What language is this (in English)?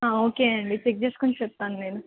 Telugu